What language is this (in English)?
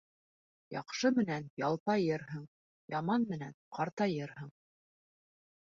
Bashkir